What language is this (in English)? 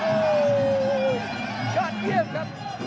Thai